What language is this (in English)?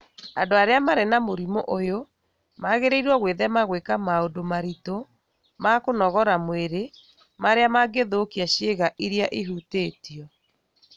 Kikuyu